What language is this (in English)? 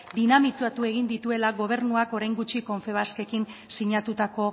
Basque